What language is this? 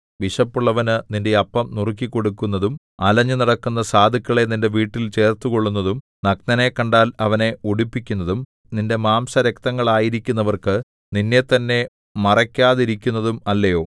Malayalam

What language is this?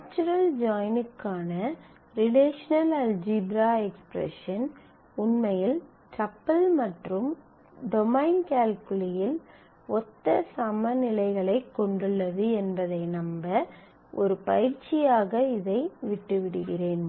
Tamil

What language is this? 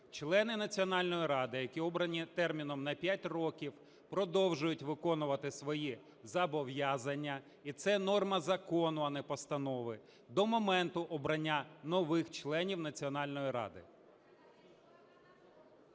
Ukrainian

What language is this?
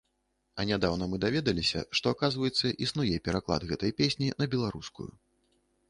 Belarusian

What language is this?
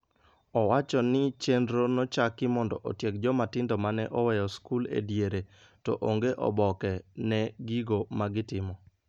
Luo (Kenya and Tanzania)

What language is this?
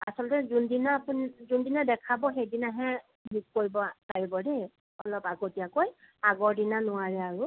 Assamese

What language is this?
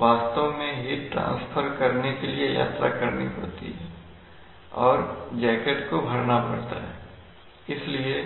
Hindi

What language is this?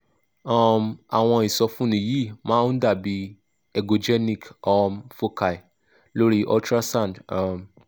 Yoruba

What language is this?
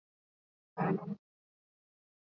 Swahili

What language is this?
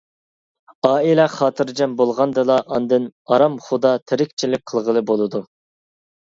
Uyghur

